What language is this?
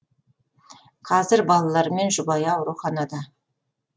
Kazakh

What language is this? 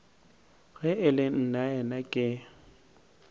Northern Sotho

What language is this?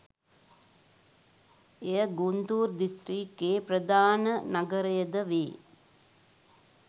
Sinhala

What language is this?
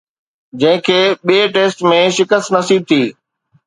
Sindhi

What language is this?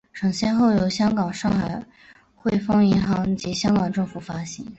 Chinese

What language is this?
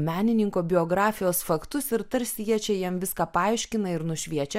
Lithuanian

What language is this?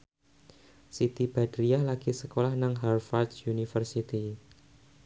Javanese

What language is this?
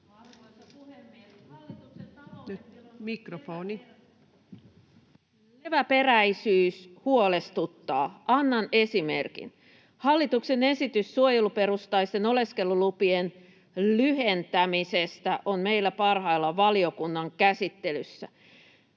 Finnish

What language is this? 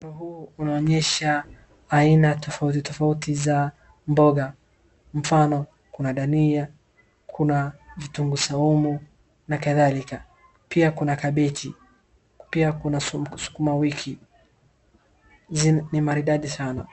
Swahili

